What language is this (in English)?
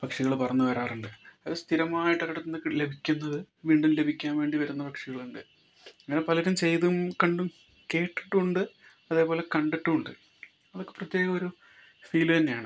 Malayalam